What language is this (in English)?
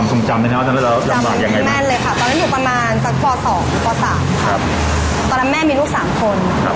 Thai